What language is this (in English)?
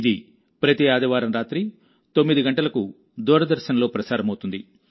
Telugu